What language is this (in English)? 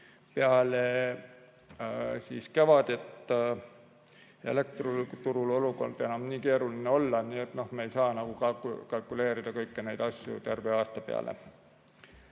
Estonian